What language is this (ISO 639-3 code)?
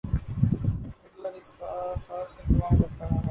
urd